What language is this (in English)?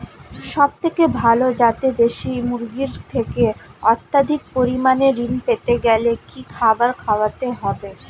Bangla